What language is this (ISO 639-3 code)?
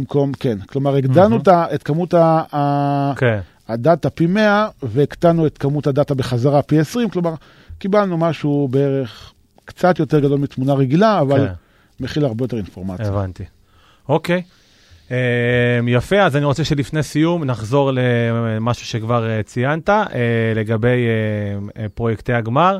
heb